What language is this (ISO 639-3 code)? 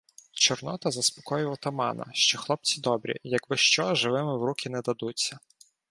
ukr